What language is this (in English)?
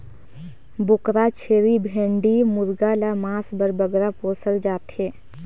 Chhattisgarhi